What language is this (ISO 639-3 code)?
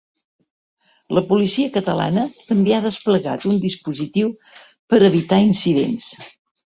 cat